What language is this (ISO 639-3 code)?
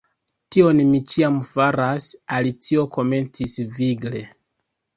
epo